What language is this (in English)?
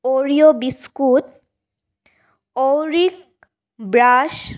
Assamese